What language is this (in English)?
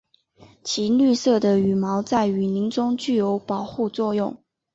Chinese